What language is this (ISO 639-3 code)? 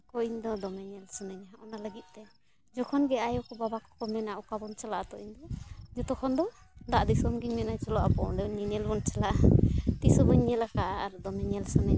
sat